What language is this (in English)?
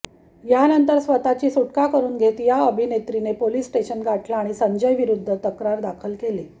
Marathi